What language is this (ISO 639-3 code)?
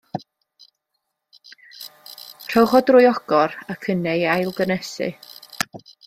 cym